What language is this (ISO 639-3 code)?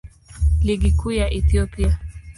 swa